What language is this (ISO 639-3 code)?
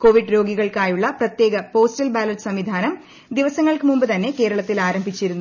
mal